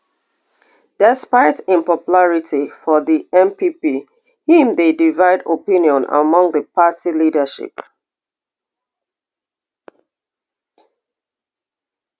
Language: Nigerian Pidgin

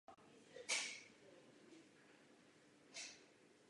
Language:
Czech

